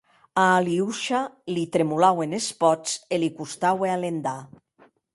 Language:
Occitan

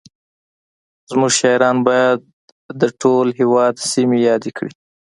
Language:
Pashto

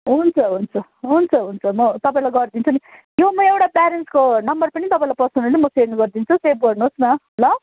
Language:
Nepali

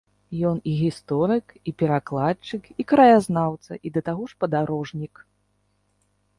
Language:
Belarusian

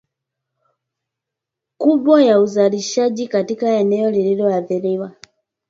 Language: Swahili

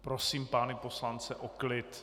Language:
Czech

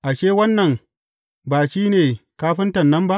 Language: Hausa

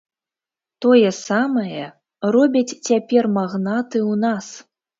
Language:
Belarusian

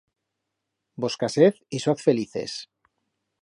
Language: Aragonese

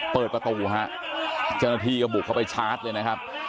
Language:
Thai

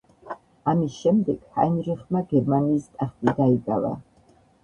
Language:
Georgian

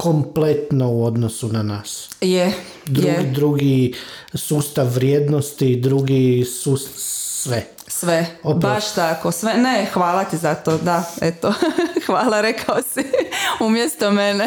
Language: Croatian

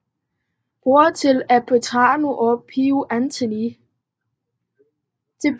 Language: Danish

